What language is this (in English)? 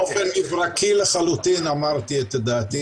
Hebrew